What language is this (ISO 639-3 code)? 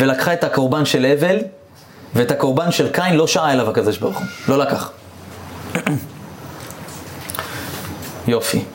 heb